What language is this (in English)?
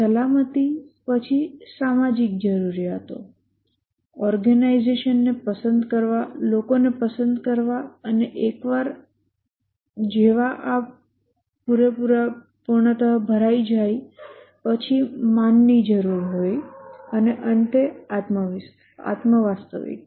Gujarati